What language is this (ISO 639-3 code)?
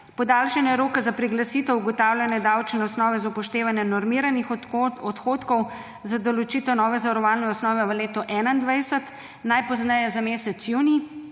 slv